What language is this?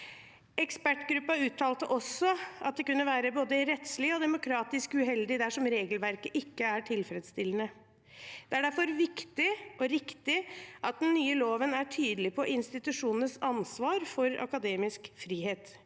Norwegian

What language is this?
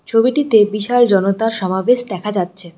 Bangla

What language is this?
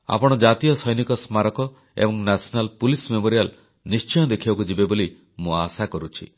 Odia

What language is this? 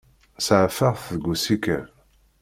Kabyle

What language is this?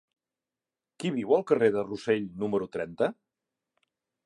Catalan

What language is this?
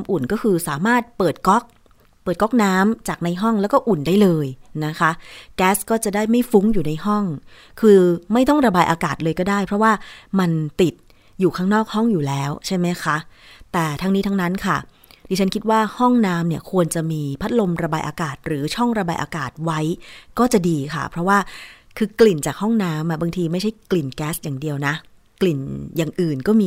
Thai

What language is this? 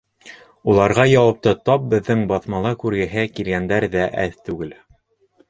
Bashkir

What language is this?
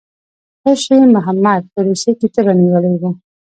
Pashto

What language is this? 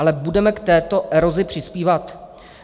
Czech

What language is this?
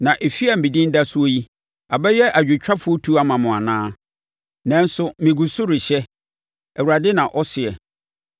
Akan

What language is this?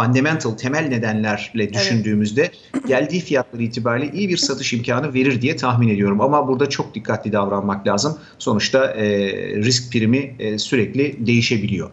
Turkish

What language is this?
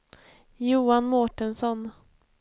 Swedish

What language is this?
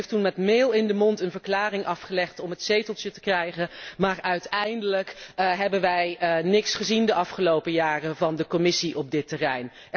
Dutch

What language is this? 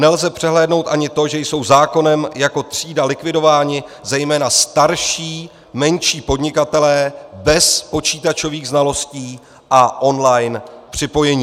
Czech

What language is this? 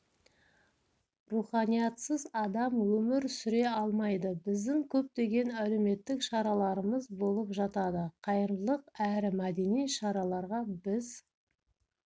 Kazakh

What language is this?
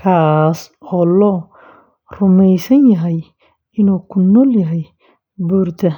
Somali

